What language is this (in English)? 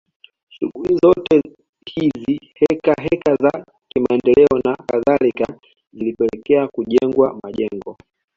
Swahili